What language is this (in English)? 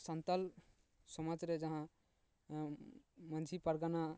Santali